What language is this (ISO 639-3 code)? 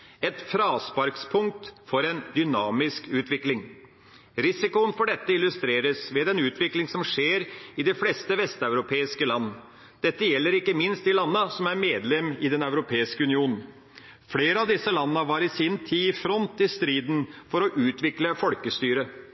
nob